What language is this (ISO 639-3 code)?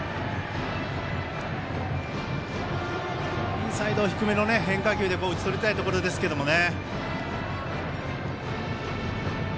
jpn